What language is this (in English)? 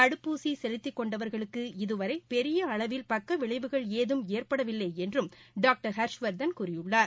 Tamil